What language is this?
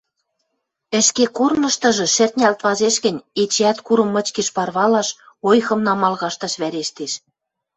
Western Mari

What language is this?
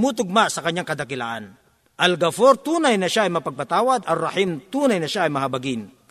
Filipino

